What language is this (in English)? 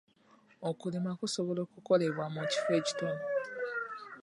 Ganda